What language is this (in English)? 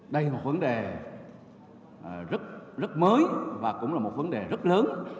Vietnamese